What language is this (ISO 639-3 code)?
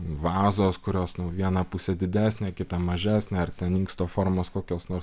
lit